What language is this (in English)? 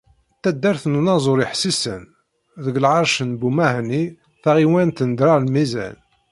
Kabyle